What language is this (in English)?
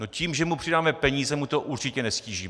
Czech